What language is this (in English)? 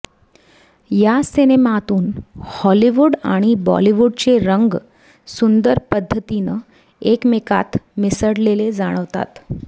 Marathi